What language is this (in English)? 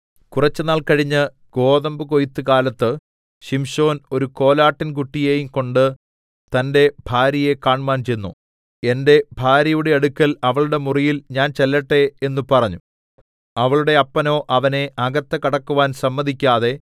Malayalam